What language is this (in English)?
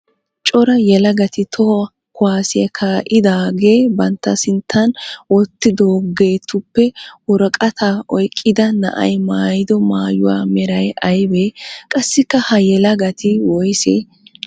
Wolaytta